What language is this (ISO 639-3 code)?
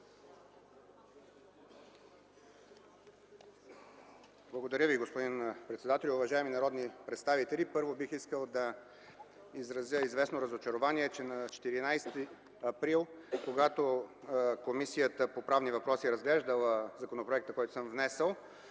bul